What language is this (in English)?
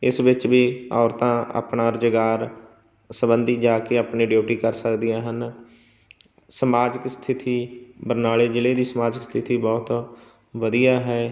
Punjabi